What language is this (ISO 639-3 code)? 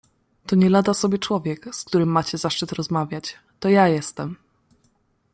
pol